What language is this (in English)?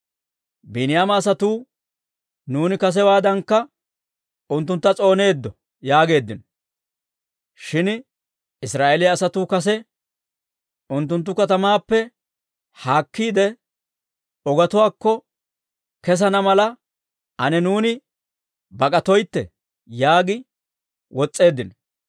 Dawro